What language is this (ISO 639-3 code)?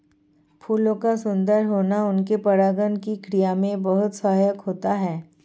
hin